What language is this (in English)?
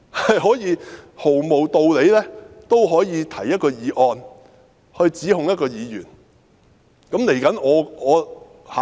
Cantonese